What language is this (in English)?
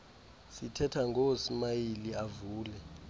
Xhosa